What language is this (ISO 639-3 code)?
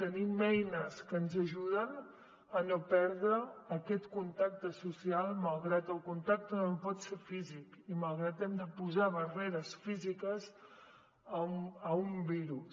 cat